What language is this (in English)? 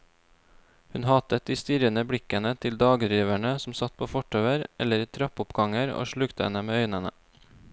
Norwegian